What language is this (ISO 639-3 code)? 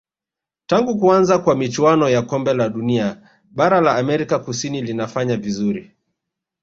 swa